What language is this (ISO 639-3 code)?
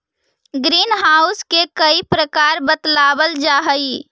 mag